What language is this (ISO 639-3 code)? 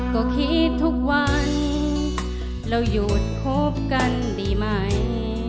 tha